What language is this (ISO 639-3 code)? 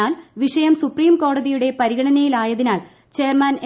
mal